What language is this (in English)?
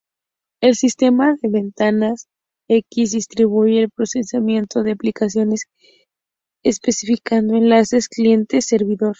Spanish